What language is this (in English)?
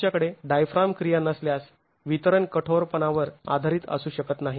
Marathi